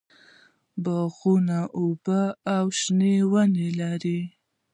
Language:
Pashto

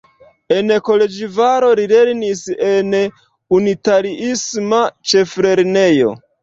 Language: Esperanto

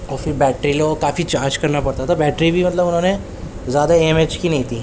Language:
Urdu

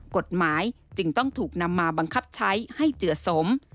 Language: Thai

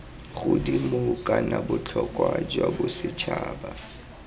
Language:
Tswana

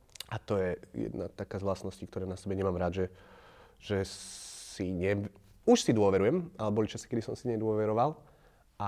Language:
Slovak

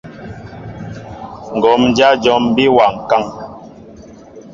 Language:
Mbo (Cameroon)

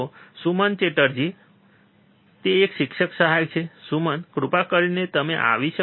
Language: Gujarati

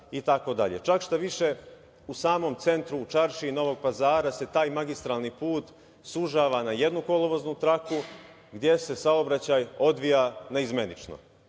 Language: Serbian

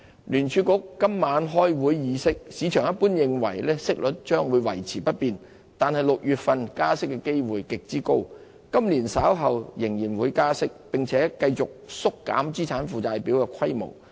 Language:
Cantonese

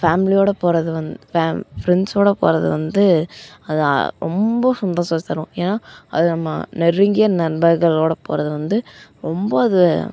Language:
Tamil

